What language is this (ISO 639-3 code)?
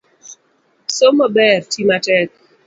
luo